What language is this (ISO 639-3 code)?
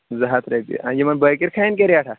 kas